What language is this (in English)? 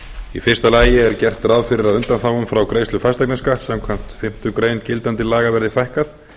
Icelandic